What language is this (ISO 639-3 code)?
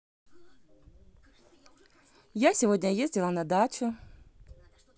rus